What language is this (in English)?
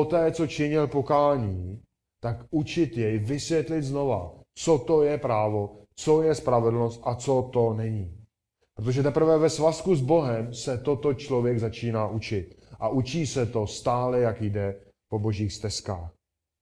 Czech